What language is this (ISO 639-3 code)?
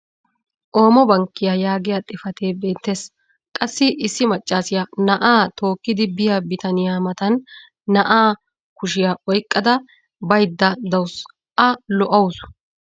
wal